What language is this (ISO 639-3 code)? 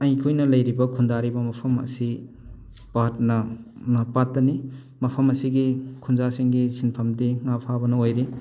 mni